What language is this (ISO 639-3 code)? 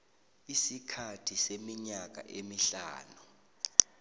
nbl